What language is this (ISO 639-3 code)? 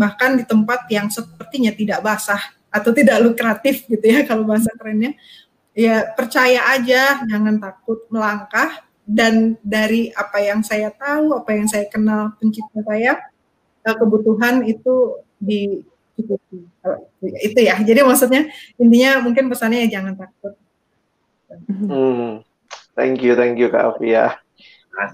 ind